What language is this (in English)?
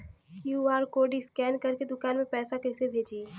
Bhojpuri